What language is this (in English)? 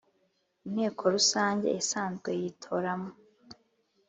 Kinyarwanda